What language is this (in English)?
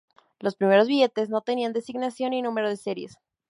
Spanish